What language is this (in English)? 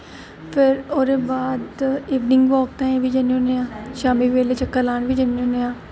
Dogri